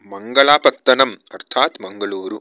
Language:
Sanskrit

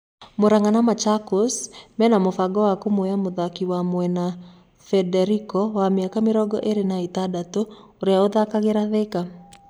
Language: Kikuyu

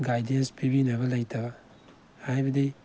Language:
Manipuri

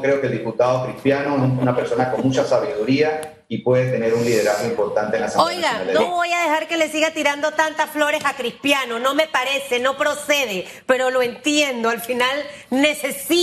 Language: Spanish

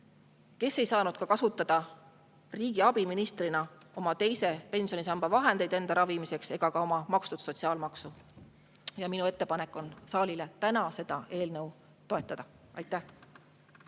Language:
Estonian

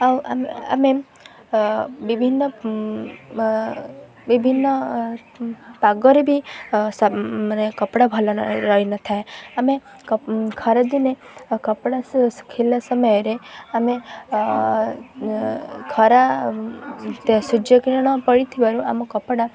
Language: Odia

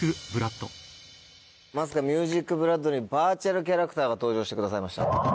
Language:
Japanese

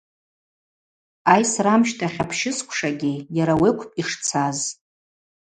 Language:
Abaza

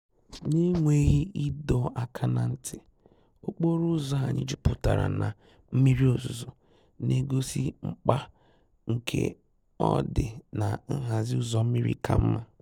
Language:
Igbo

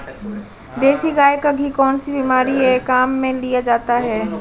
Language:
Hindi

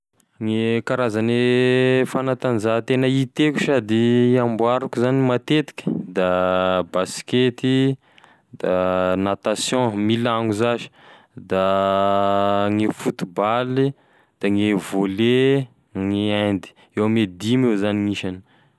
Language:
Tesaka Malagasy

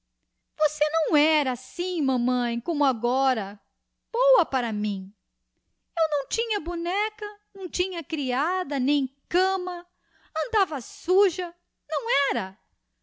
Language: Portuguese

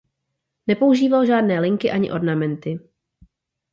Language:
Czech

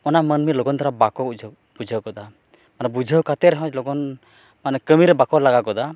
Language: Santali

